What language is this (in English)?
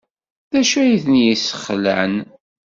Kabyle